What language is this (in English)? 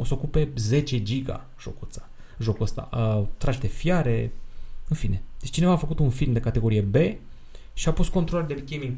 Romanian